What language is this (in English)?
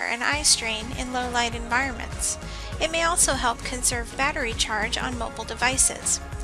English